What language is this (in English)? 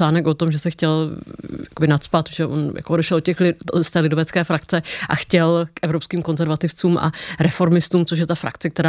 Czech